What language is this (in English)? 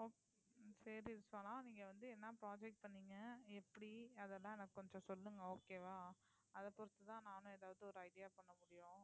Tamil